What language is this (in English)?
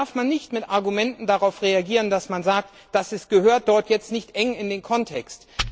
German